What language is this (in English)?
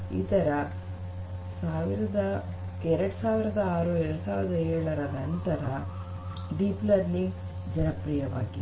Kannada